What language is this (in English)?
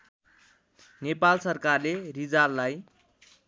Nepali